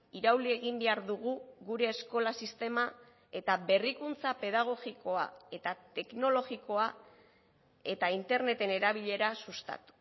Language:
Basque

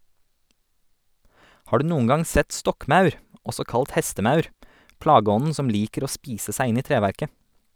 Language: Norwegian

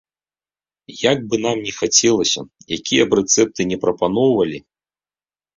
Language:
Belarusian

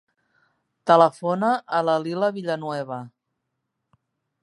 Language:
Catalan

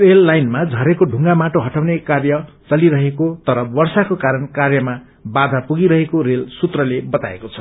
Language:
Nepali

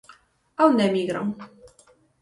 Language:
Galician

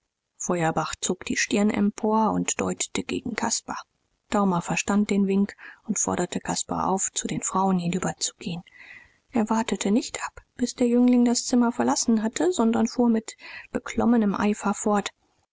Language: German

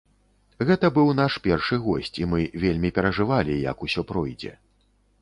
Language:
Belarusian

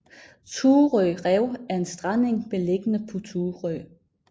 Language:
Danish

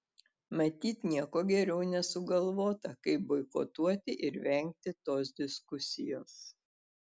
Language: Lithuanian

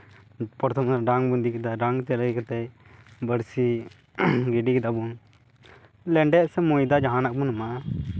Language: Santali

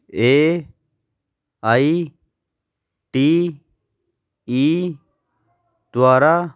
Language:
Punjabi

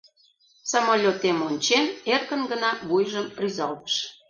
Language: Mari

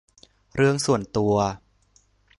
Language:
Thai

